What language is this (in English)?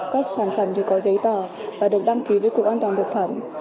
Vietnamese